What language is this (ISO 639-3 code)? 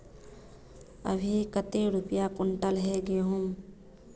mag